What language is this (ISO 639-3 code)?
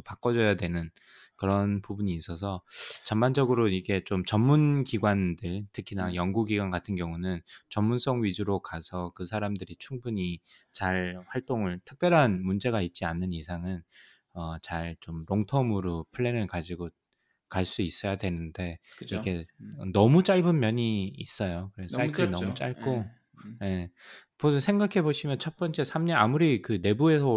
kor